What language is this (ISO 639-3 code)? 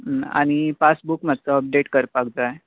kok